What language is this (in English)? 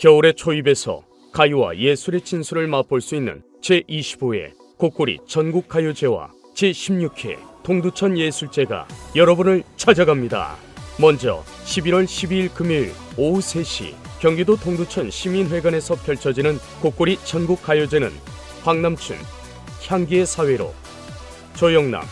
Korean